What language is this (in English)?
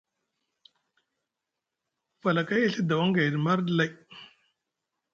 Musgu